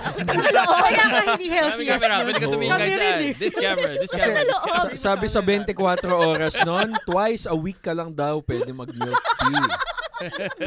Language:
Filipino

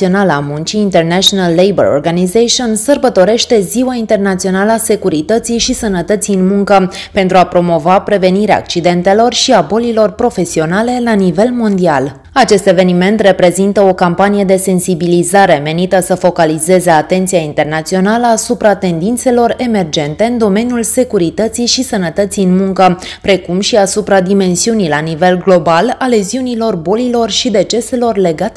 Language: Romanian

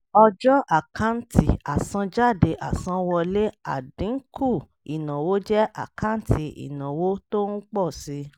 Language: Yoruba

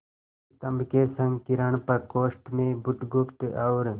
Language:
Hindi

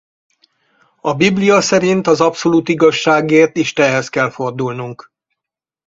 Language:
Hungarian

